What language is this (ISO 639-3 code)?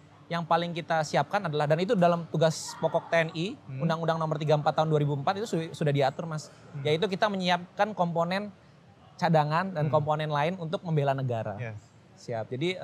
ind